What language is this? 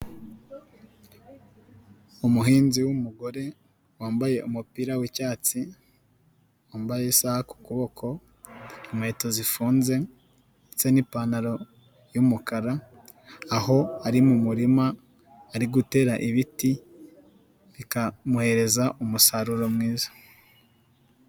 Kinyarwanda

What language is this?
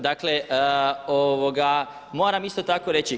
Croatian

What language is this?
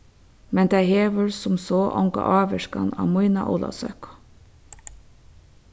Faroese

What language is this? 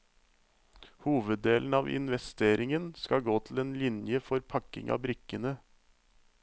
Norwegian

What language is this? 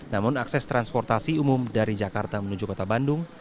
Indonesian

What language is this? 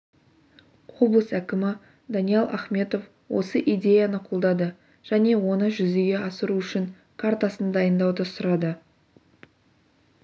Kazakh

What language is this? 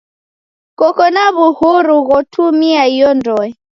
Taita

